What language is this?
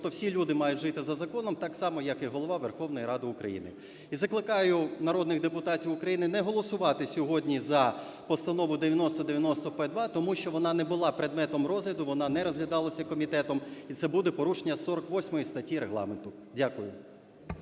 Ukrainian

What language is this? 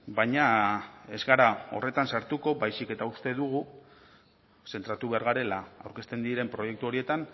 Basque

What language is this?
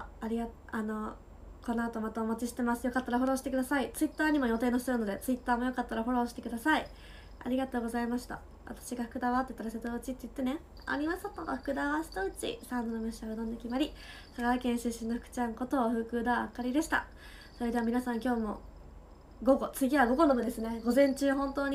Japanese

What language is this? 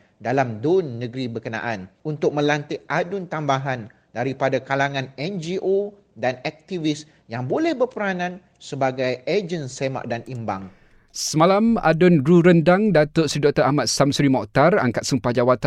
Malay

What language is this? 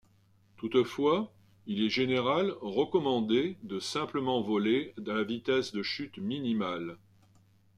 French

